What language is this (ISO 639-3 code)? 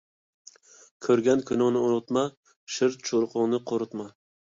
uig